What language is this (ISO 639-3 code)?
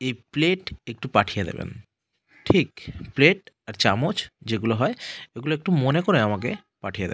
ben